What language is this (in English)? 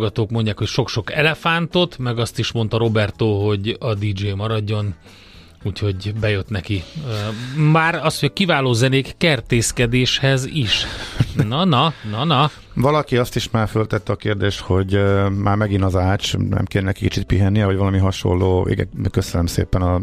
Hungarian